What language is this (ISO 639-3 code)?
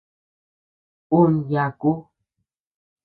cux